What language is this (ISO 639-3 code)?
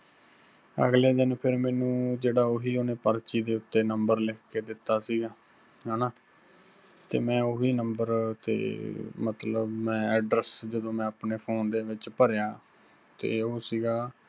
pan